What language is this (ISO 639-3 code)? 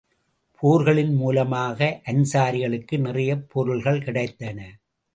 tam